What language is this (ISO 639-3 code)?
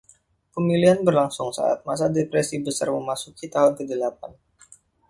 ind